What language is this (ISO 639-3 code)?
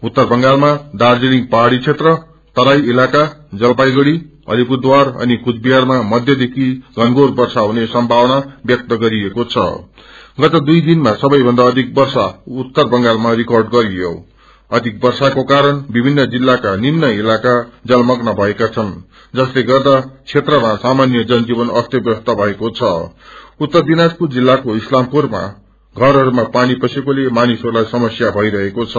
nep